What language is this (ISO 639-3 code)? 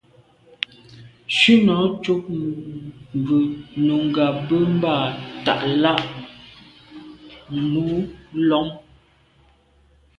byv